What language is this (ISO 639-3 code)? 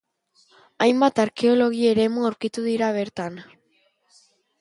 eus